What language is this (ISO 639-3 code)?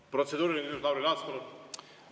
est